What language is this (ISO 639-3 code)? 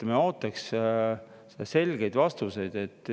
est